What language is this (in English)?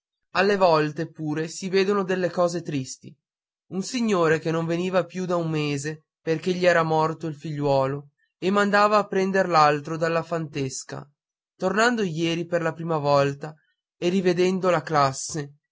Italian